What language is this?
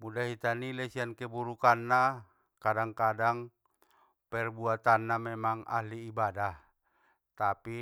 Batak Mandailing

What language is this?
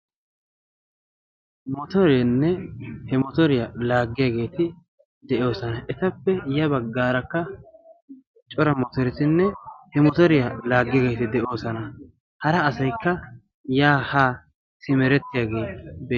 Wolaytta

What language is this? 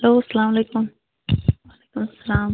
Kashmiri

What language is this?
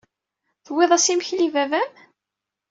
Kabyle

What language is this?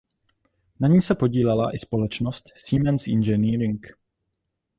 Czech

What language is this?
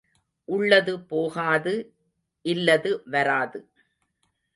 Tamil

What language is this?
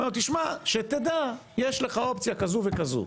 Hebrew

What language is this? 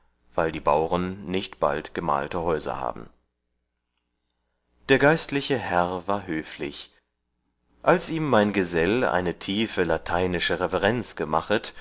German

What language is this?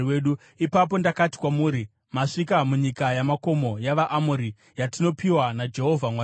Shona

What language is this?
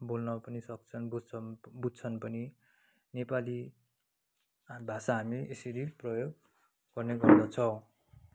Nepali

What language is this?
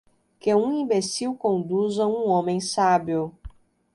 Portuguese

